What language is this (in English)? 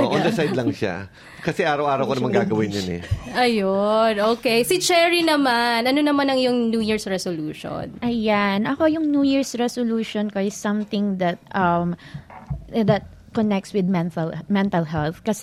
Filipino